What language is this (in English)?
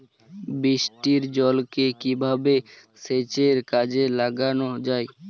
Bangla